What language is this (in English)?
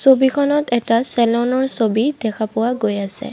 Assamese